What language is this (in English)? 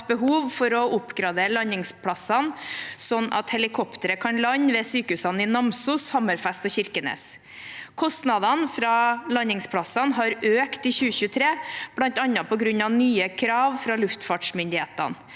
Norwegian